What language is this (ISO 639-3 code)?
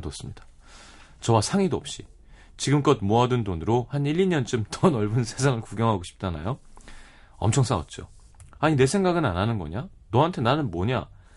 kor